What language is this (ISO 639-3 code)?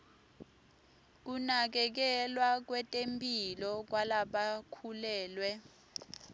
ssw